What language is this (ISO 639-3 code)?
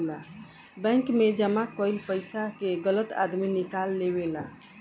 bho